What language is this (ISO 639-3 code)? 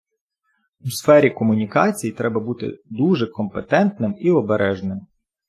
ukr